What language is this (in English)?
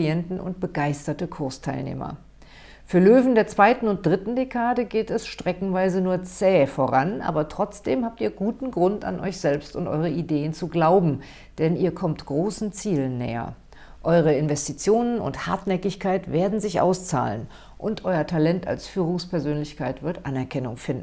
German